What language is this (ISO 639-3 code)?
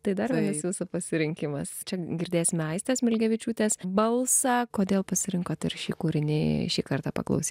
lit